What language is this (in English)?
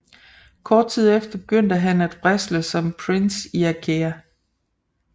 Danish